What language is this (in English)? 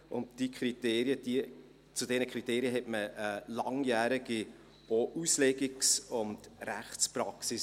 Swiss German